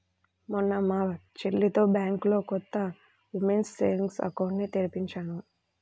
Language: Telugu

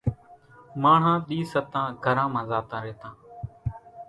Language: Kachi Koli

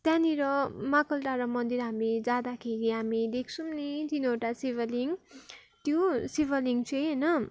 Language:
Nepali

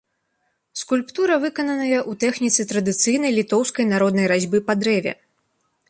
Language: Belarusian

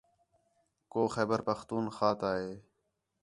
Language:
Khetrani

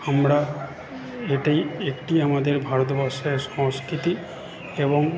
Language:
Bangla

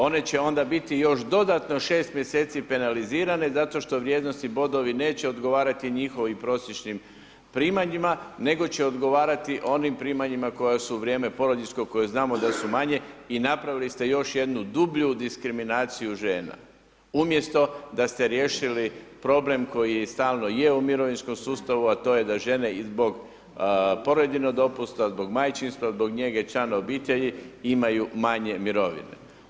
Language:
Croatian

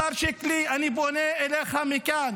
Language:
Hebrew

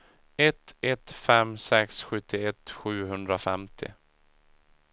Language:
Swedish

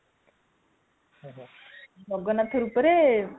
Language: Odia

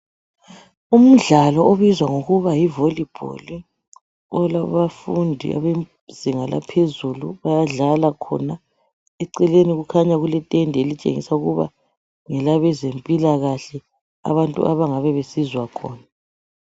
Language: North Ndebele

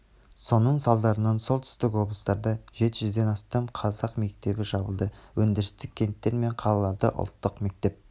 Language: Kazakh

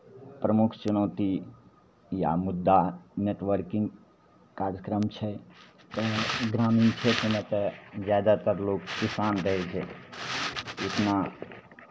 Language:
Maithili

